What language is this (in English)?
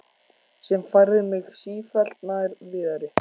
Icelandic